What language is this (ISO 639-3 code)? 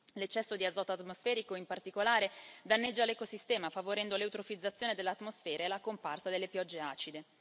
ita